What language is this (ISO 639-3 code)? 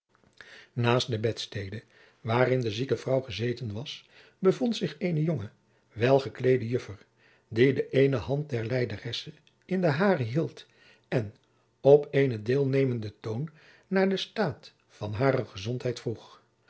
nld